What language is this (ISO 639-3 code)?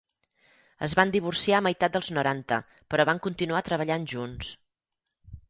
cat